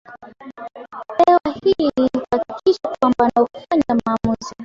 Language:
Swahili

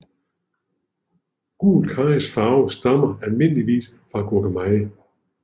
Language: Danish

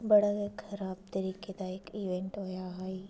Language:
Dogri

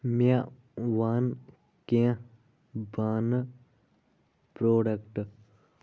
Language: Kashmiri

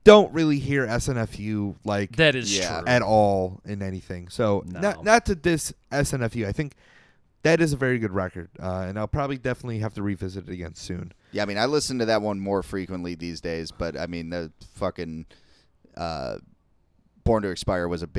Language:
English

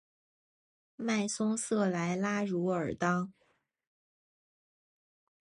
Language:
Chinese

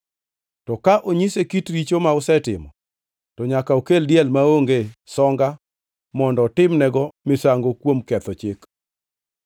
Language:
Luo (Kenya and Tanzania)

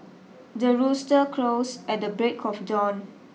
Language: English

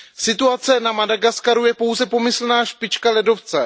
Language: Czech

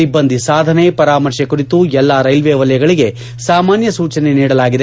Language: Kannada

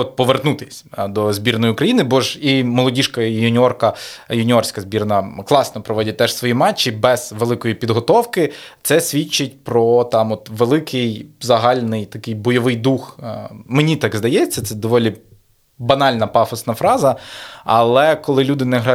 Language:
Ukrainian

